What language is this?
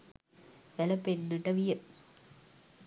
Sinhala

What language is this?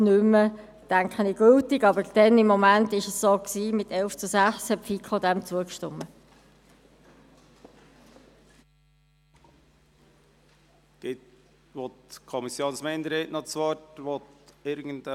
Swiss German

